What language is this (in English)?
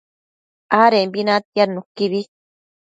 Matsés